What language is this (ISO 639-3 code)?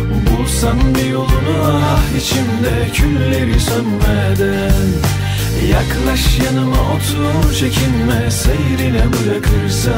tur